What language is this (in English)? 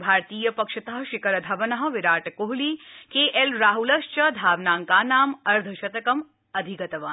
Sanskrit